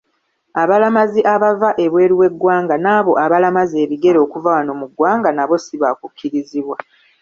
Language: Ganda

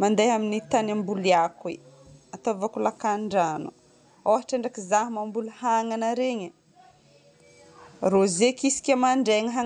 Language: Northern Betsimisaraka Malagasy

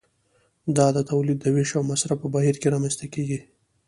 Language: Pashto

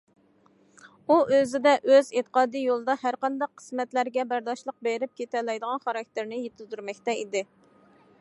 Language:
Uyghur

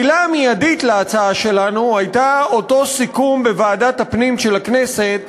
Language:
Hebrew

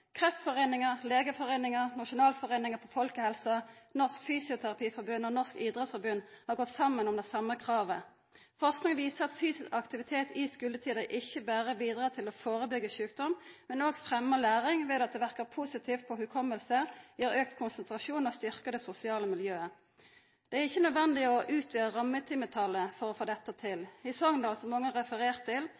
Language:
Norwegian Nynorsk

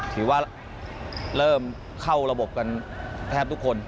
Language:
Thai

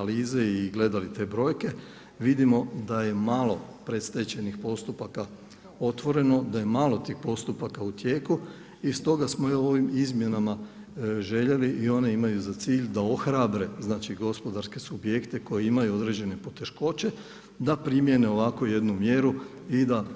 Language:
Croatian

